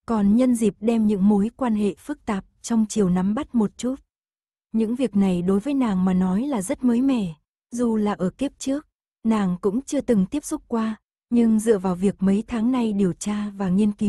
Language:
Vietnamese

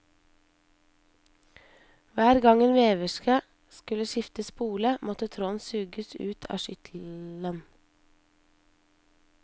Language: Norwegian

